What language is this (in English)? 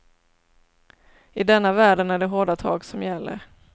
Swedish